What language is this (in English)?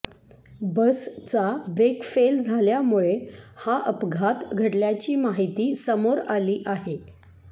Marathi